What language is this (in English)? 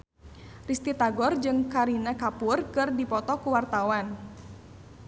Sundanese